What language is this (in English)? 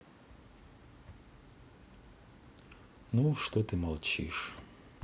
Russian